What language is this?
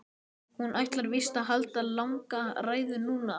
Icelandic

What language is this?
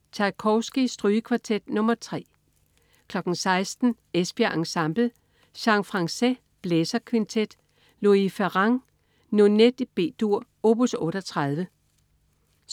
Danish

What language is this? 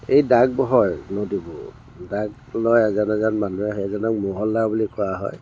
Assamese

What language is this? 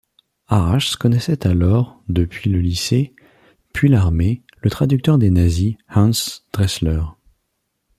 French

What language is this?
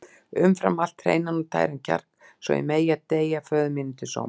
Icelandic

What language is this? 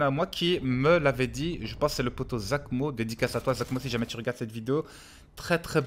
French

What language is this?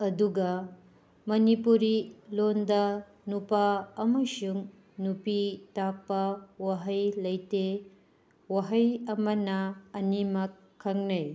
Manipuri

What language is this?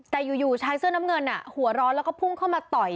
Thai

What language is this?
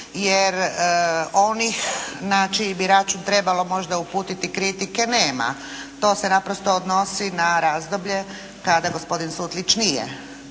Croatian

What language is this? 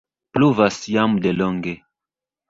Esperanto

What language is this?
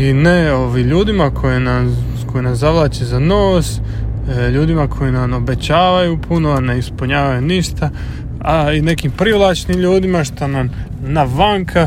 Croatian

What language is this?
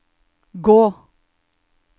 Norwegian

